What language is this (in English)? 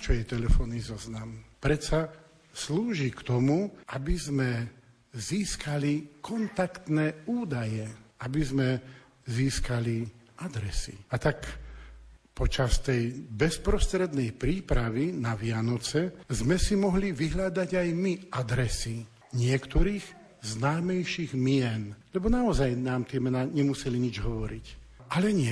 Slovak